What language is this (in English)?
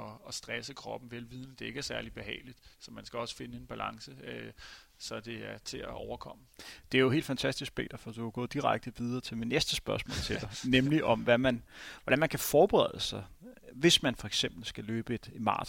Danish